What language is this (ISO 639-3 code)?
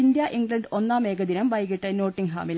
mal